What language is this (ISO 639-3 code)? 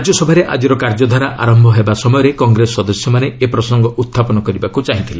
ori